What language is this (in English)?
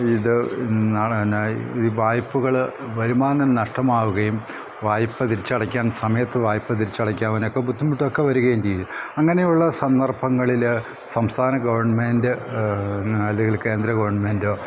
Malayalam